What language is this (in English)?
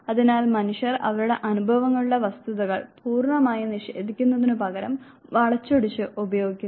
Malayalam